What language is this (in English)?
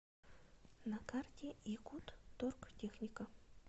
Russian